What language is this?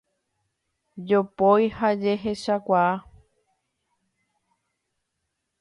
Guarani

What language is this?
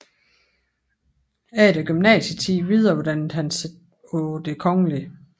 Danish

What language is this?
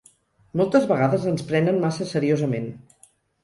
Catalan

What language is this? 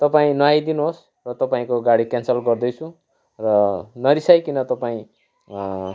Nepali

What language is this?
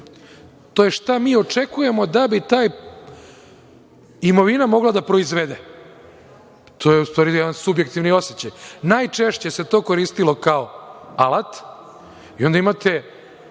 Serbian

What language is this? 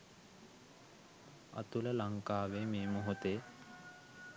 Sinhala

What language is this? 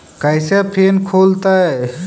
Magahi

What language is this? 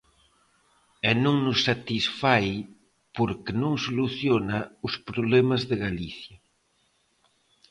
Galician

